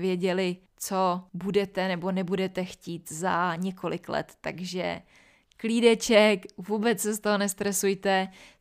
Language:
Czech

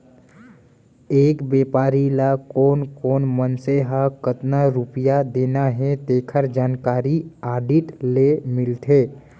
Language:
Chhattisgarhi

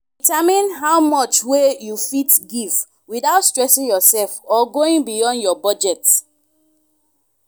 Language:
Nigerian Pidgin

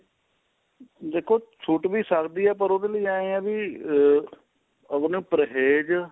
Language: Punjabi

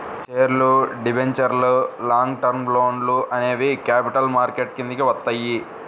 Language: Telugu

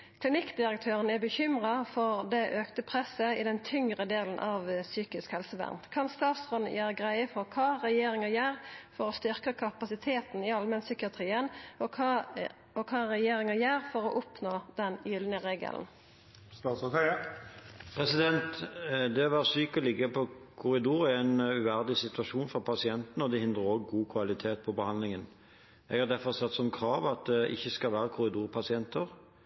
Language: Norwegian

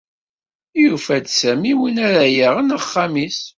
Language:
Kabyle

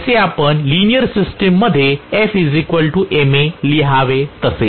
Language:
Marathi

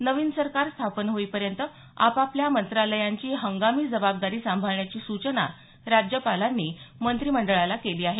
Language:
Marathi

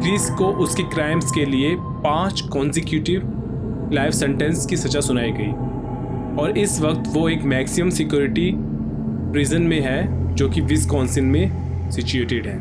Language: Hindi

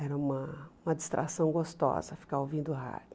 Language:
Portuguese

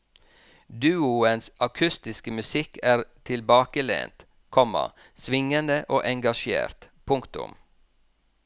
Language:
Norwegian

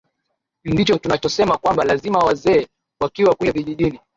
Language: Swahili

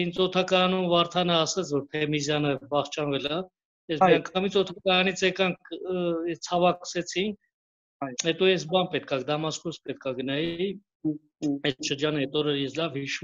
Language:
Turkish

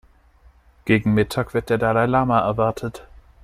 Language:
German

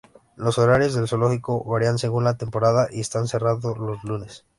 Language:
Spanish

